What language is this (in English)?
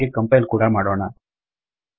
Kannada